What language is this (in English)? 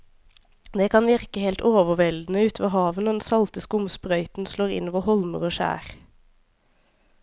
Norwegian